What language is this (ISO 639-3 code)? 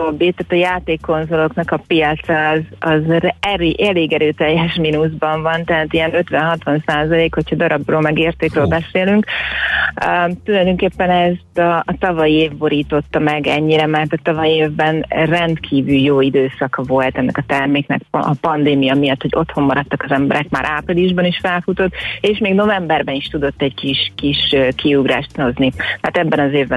hun